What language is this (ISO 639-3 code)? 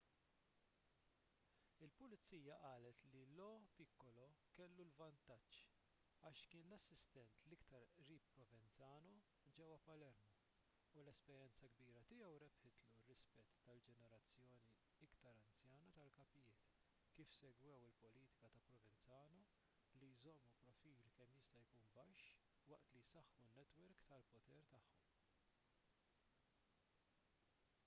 mlt